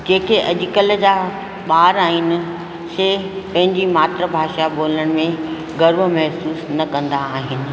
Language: Sindhi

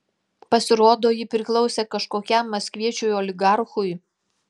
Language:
Lithuanian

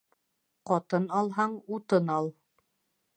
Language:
Bashkir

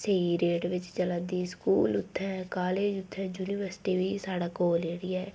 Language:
Dogri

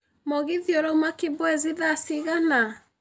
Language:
Kikuyu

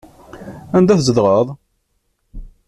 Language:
Kabyle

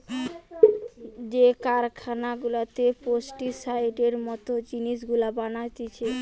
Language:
Bangla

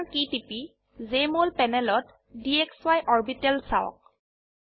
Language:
Assamese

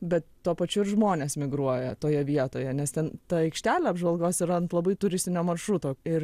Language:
Lithuanian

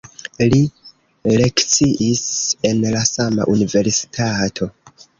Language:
Esperanto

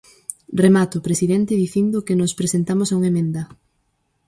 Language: Galician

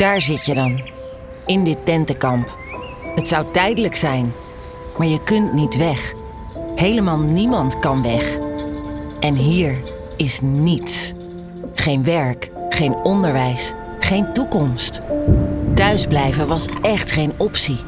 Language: Dutch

